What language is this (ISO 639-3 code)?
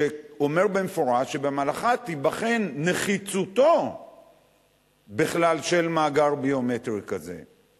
heb